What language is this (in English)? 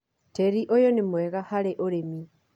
Kikuyu